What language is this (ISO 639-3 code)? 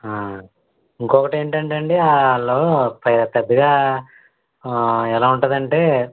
tel